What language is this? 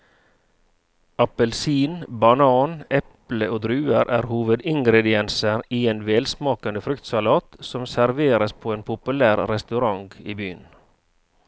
Norwegian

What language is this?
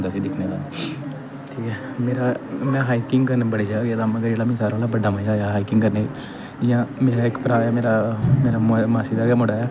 Dogri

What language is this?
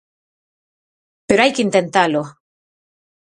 Galician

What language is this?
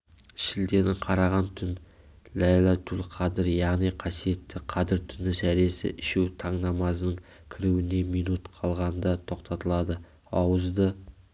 Kazakh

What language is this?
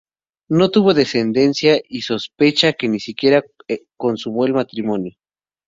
Spanish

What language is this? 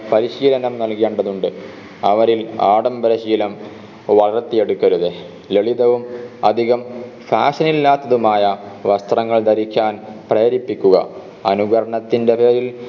Malayalam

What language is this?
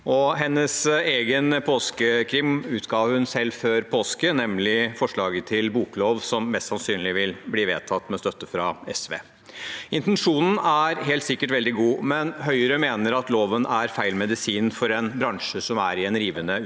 Norwegian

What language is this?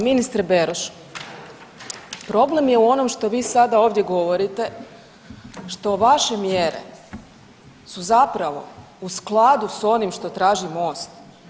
Croatian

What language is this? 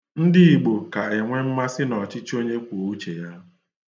Igbo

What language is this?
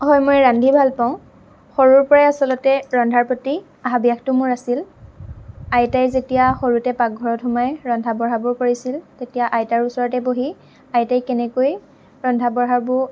Assamese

